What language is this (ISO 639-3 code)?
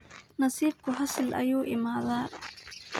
som